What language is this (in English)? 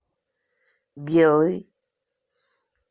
Russian